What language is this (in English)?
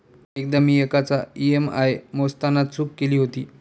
Marathi